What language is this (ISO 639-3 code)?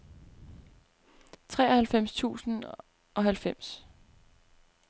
dan